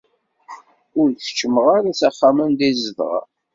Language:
Kabyle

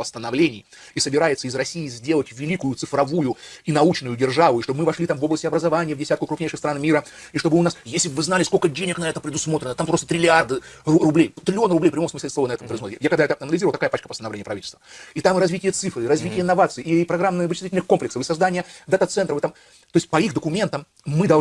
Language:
Russian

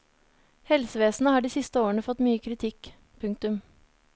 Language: Norwegian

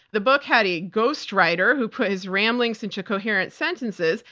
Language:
English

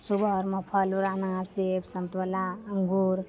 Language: Maithili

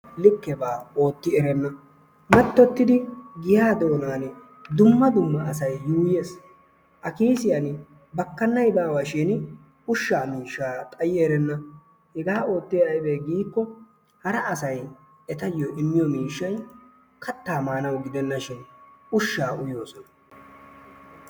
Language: Wolaytta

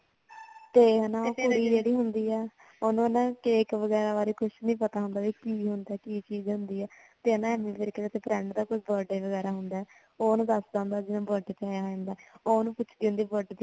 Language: Punjabi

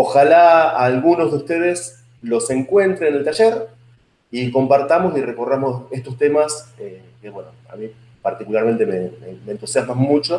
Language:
Spanish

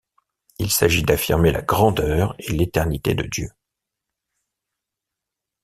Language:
French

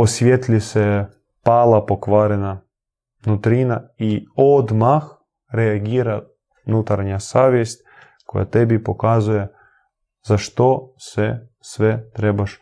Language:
Croatian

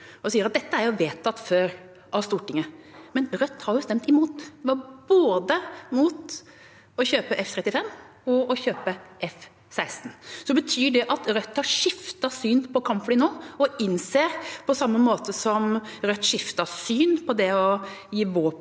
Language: Norwegian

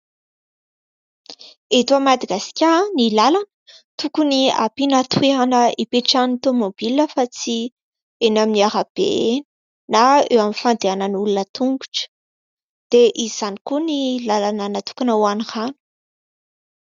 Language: Malagasy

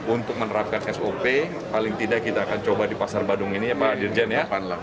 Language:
Indonesian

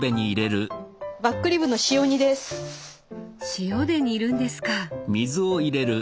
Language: Japanese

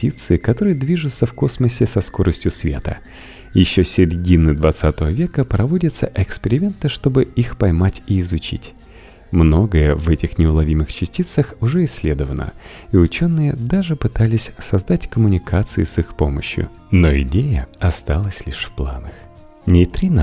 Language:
Russian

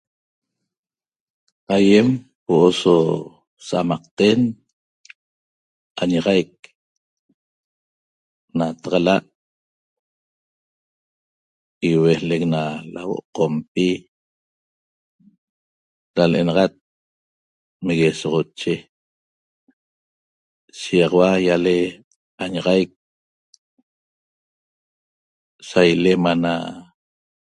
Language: Toba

